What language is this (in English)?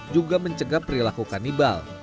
Indonesian